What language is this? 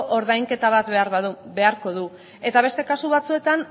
Basque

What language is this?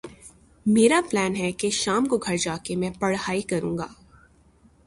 Urdu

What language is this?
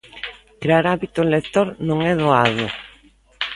Galician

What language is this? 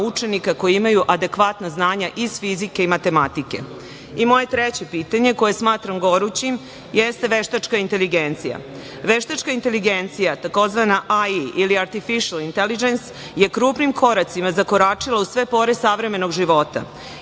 Serbian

